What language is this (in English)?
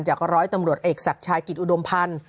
Thai